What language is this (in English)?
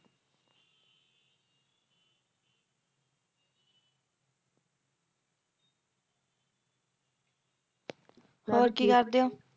Punjabi